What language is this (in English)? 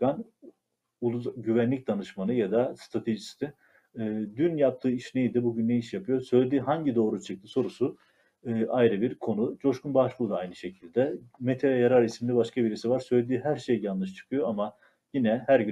Turkish